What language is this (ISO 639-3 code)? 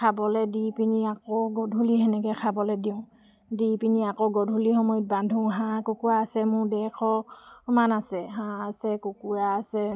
asm